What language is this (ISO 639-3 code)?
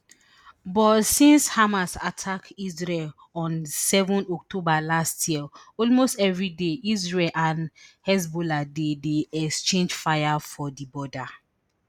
pcm